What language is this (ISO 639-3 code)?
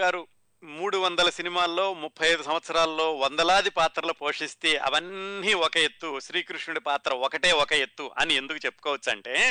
tel